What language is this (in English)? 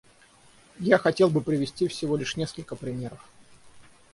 Russian